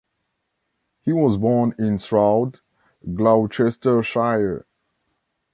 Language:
English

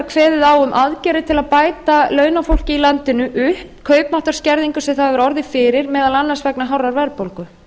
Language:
Icelandic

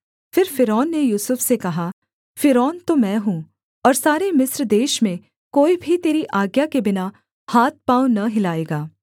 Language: Hindi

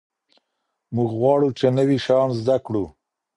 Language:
Pashto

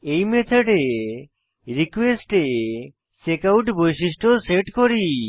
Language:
Bangla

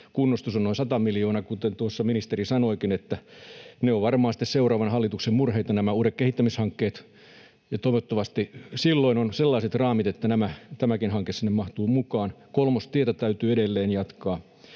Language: Finnish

